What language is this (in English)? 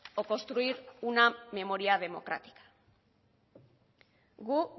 Spanish